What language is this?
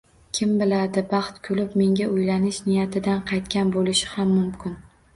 Uzbek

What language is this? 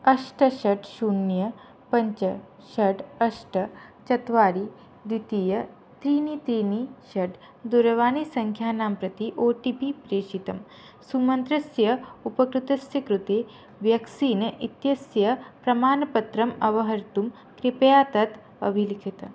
Sanskrit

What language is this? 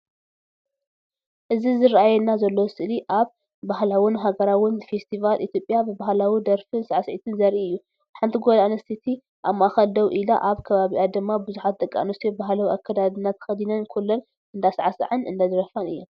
Tigrinya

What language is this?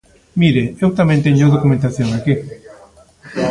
Galician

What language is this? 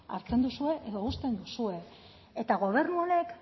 Basque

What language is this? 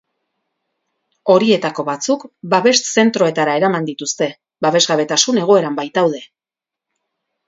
Basque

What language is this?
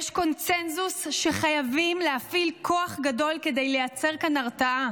Hebrew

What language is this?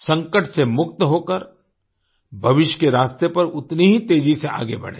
Hindi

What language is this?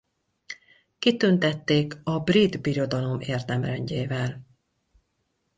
Hungarian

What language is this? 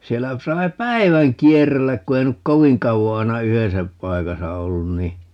Finnish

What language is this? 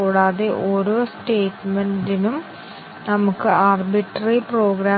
Malayalam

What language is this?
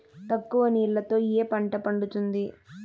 Telugu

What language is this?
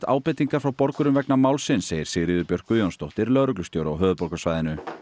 Icelandic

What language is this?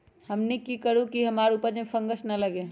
Magahi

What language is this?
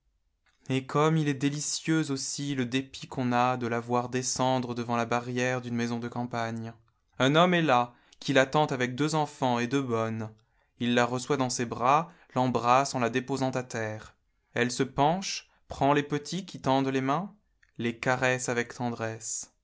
French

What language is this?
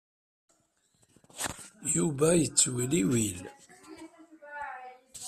Kabyle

